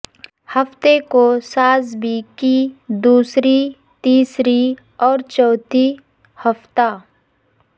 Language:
Urdu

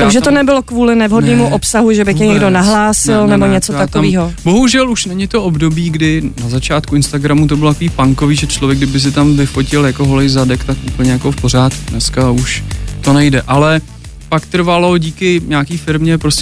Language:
Czech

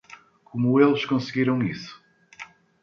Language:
Portuguese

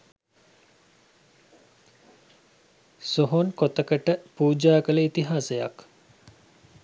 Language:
Sinhala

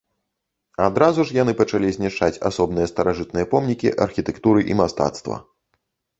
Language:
Belarusian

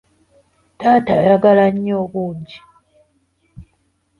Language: Ganda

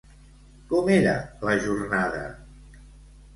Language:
Catalan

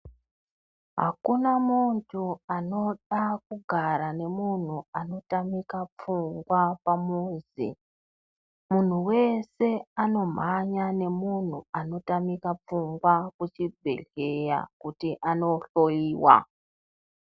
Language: Ndau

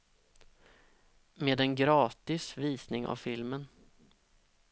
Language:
Swedish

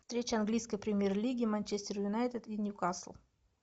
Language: Russian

